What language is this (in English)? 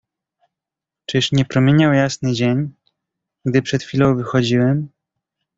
Polish